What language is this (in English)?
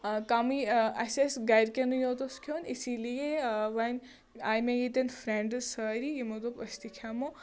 Kashmiri